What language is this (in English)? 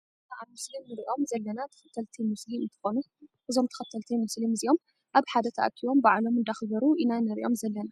Tigrinya